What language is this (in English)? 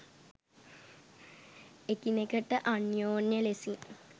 Sinhala